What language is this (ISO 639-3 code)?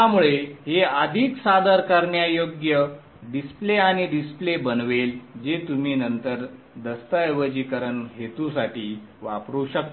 mar